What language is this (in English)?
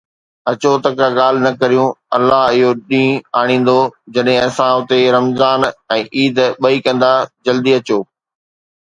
Sindhi